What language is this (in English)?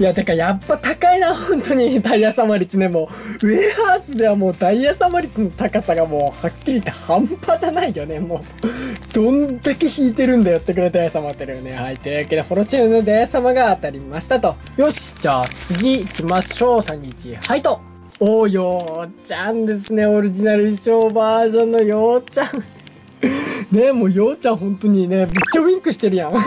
Japanese